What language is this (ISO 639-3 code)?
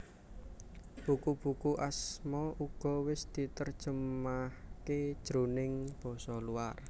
jav